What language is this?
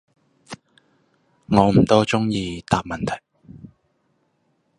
Cantonese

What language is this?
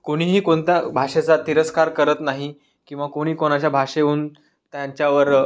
Marathi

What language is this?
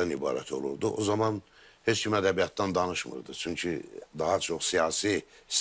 Turkish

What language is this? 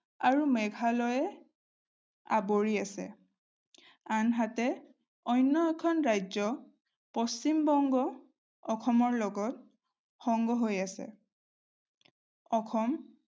Assamese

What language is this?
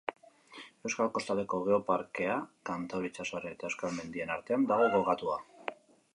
Basque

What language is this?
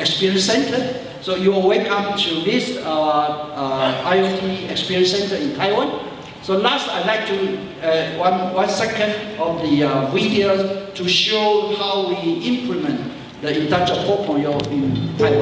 English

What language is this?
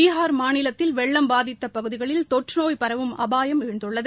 Tamil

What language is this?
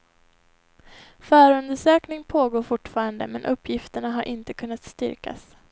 Swedish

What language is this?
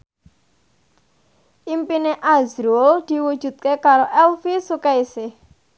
Javanese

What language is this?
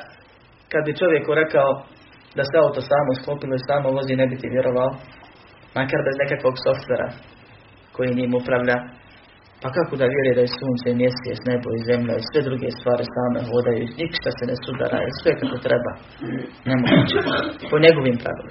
Croatian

